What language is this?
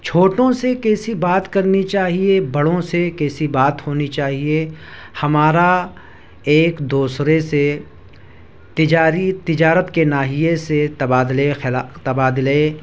Urdu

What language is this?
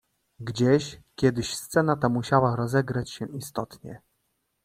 Polish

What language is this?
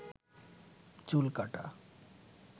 Bangla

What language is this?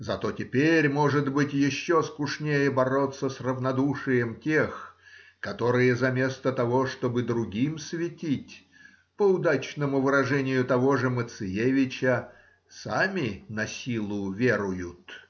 Russian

